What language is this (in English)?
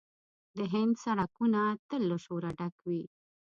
Pashto